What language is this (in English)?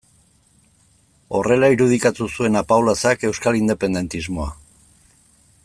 Basque